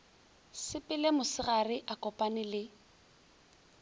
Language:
Northern Sotho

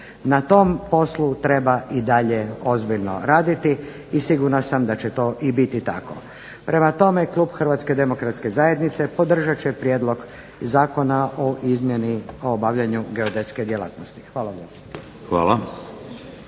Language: Croatian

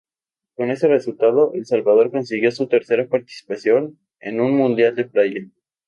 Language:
Spanish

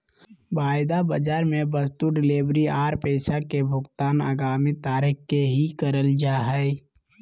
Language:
Magahi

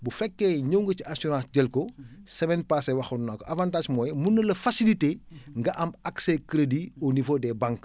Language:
Wolof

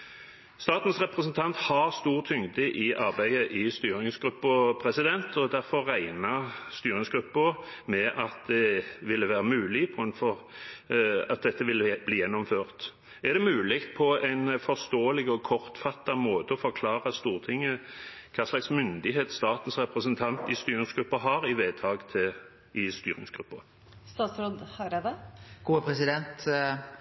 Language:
Norwegian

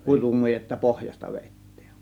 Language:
Finnish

